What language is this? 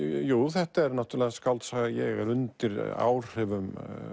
Icelandic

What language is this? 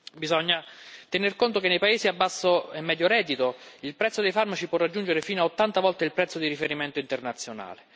Italian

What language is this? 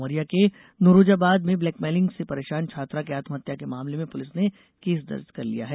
Hindi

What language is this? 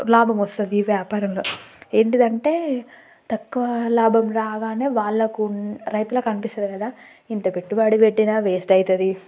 Telugu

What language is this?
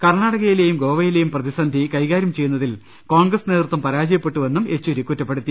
Malayalam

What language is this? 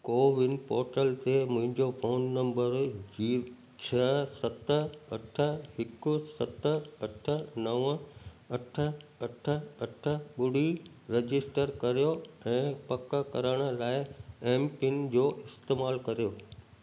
Sindhi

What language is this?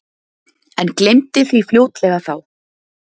Icelandic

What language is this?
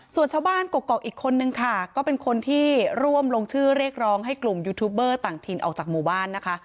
Thai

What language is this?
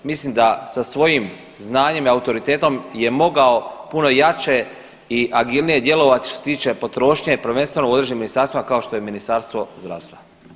Croatian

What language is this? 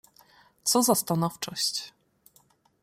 Polish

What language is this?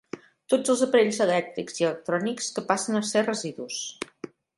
Catalan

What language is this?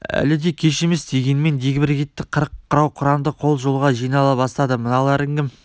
Kazakh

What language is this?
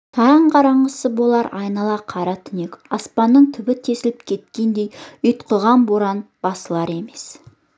Kazakh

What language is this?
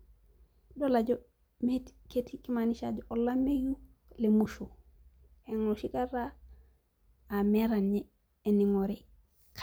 Masai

